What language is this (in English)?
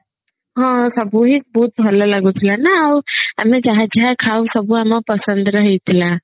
Odia